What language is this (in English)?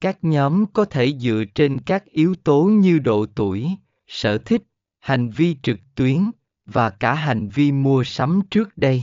Vietnamese